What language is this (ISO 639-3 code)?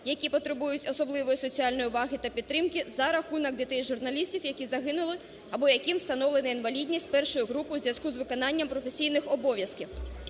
ukr